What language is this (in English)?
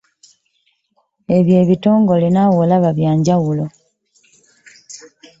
Ganda